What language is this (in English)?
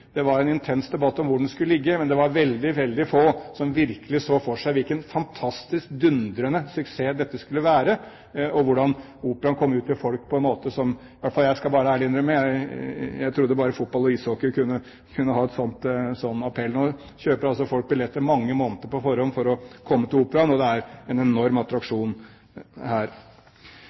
Norwegian Bokmål